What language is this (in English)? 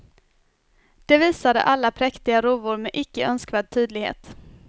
Swedish